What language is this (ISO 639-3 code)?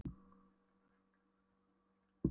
isl